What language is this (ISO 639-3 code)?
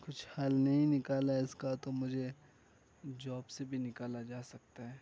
urd